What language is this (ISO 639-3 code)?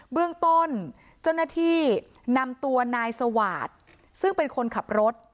tha